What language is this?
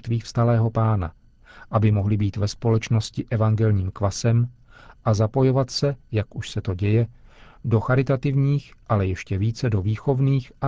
Czech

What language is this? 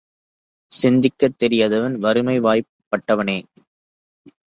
Tamil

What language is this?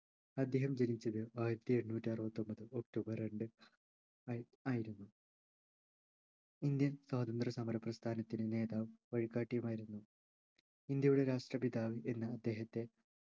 Malayalam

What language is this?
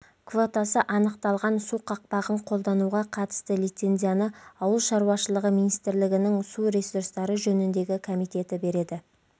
Kazakh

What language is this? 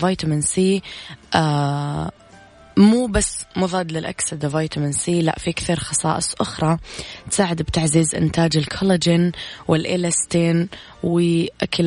Arabic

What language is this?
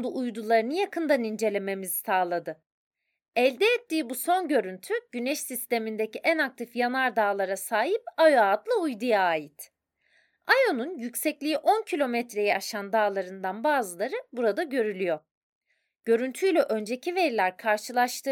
Turkish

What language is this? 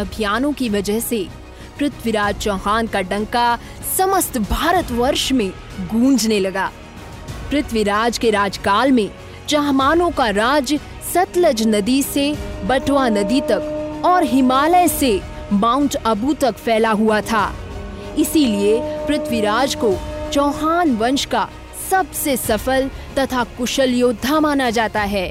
Hindi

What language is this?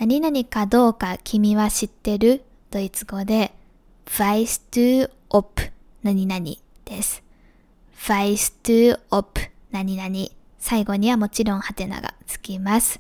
Japanese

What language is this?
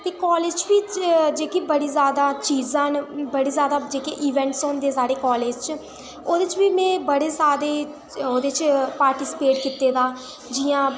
Dogri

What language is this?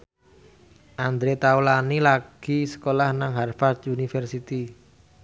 Javanese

